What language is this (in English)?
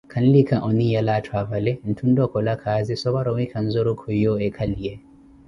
Koti